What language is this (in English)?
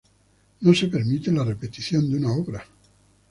Spanish